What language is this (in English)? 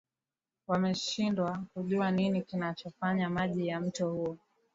Swahili